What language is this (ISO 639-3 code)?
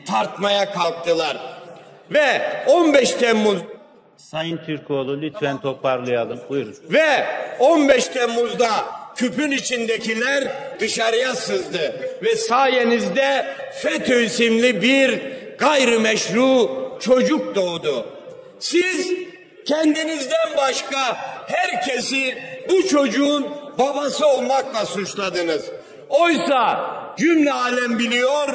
tur